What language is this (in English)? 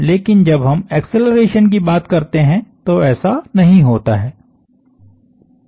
Hindi